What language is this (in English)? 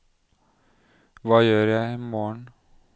Norwegian